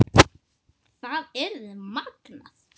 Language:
Icelandic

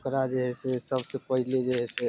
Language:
Maithili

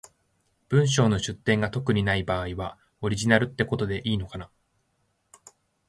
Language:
Japanese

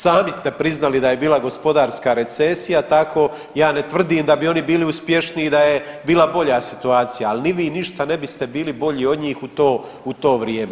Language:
Croatian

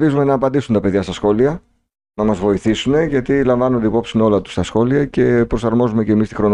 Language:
Greek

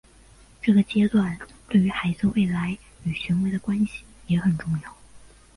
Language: Chinese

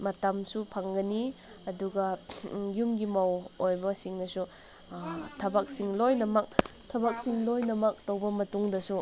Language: Manipuri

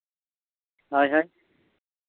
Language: Santali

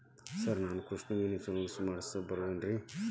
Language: Kannada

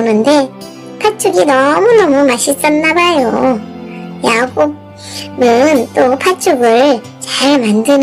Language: Korean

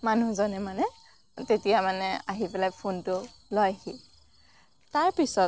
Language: Assamese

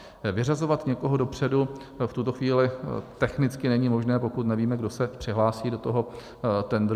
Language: Czech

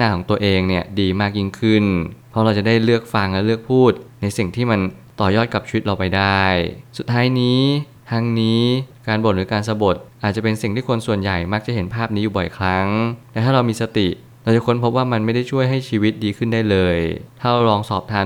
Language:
Thai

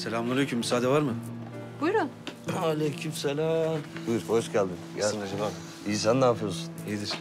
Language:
Turkish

